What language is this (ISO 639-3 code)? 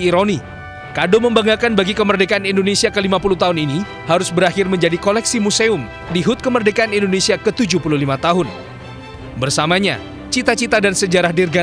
ind